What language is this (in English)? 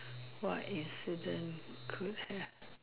English